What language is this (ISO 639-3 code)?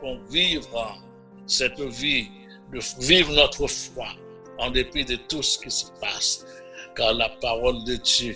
fra